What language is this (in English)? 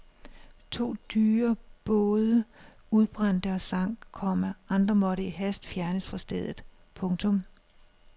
Danish